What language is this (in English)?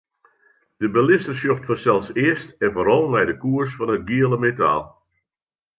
Western Frisian